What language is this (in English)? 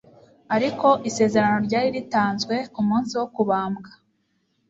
Kinyarwanda